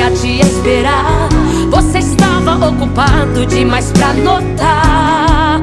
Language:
Portuguese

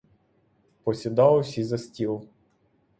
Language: Ukrainian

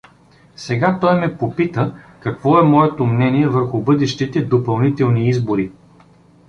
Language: Bulgarian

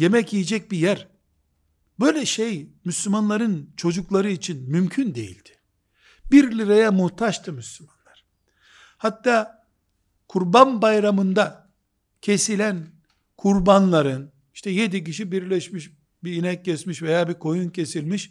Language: Turkish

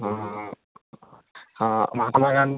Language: Maithili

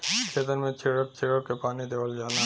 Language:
Bhojpuri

